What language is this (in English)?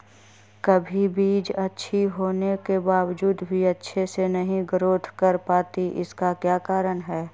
Magahi